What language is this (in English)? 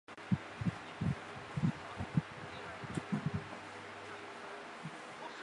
Chinese